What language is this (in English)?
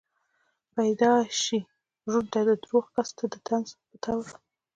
Pashto